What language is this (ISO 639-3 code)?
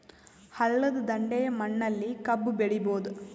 kan